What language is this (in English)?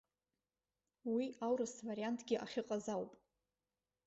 Abkhazian